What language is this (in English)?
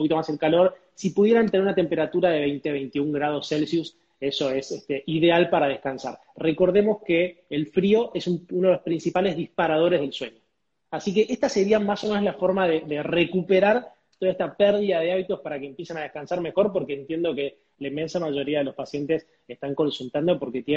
Spanish